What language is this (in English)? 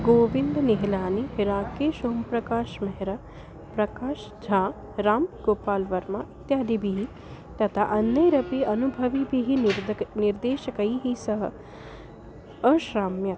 Sanskrit